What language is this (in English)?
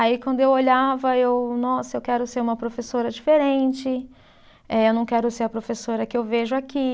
Portuguese